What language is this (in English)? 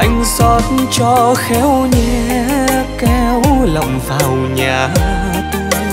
Vietnamese